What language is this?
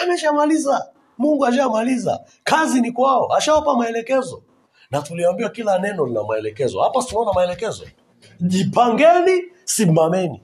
Swahili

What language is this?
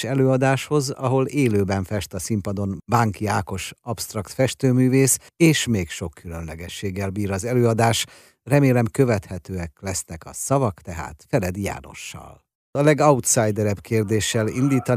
Hungarian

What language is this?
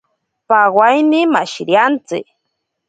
Ashéninka Perené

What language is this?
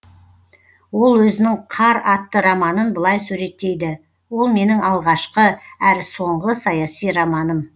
Kazakh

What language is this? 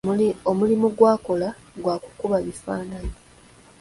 Ganda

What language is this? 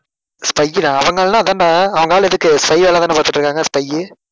Tamil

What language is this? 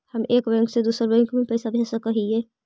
Magahi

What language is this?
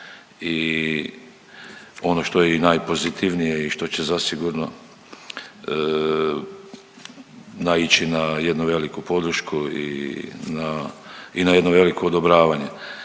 Croatian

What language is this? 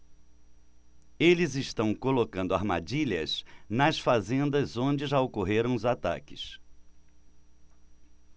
Portuguese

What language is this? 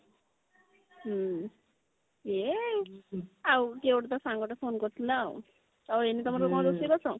Odia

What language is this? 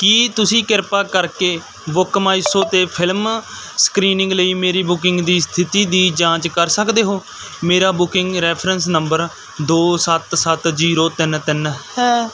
Punjabi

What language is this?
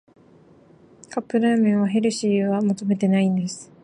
Japanese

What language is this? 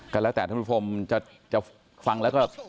Thai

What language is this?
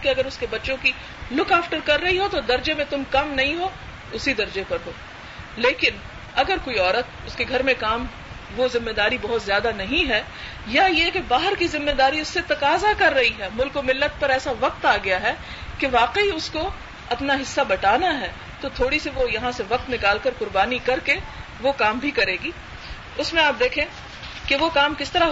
Urdu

